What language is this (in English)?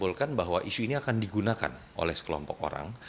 Indonesian